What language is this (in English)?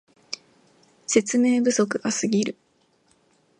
Japanese